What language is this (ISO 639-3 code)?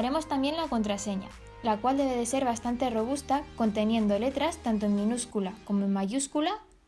spa